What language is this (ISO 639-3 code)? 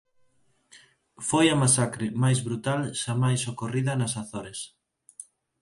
glg